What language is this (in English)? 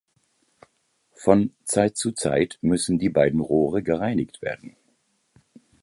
German